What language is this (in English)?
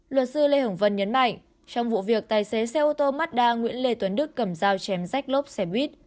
Vietnamese